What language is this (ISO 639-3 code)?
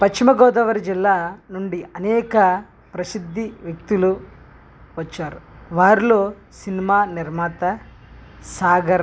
tel